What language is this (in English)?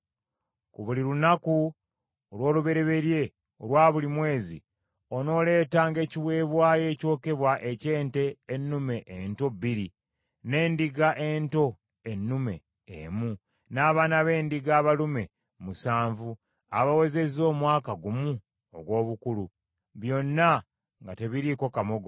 Ganda